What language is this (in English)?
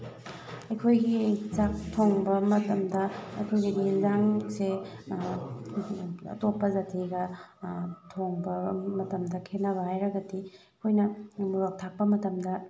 Manipuri